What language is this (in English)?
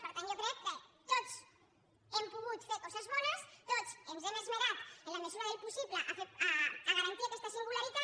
Catalan